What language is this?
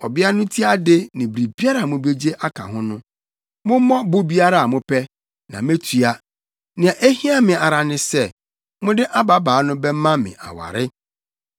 Akan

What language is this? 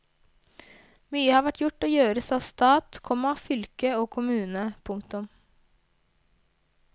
Norwegian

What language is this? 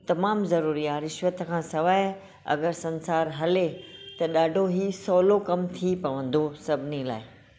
Sindhi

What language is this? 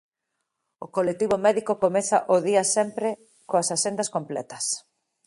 Galician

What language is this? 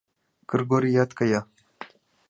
Mari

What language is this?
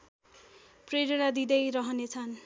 Nepali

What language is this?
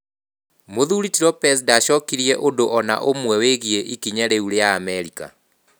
Kikuyu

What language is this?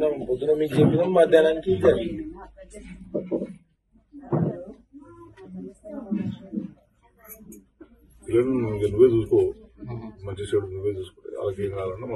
Romanian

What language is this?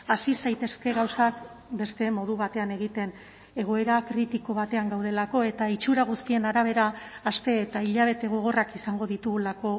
Basque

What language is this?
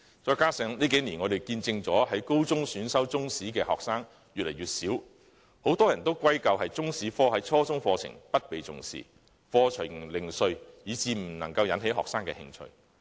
Cantonese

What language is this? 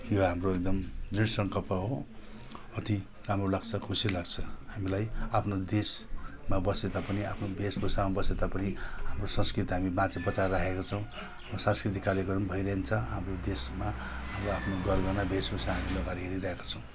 Nepali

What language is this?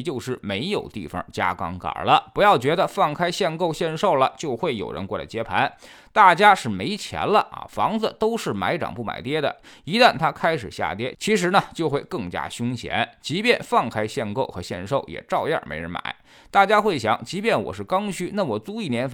Chinese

